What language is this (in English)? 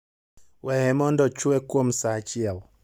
Luo (Kenya and Tanzania)